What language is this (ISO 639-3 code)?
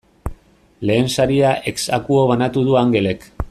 eus